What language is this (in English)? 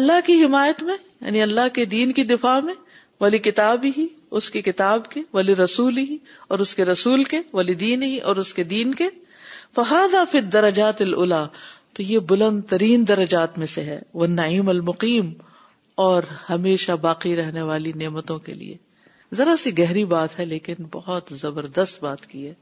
Urdu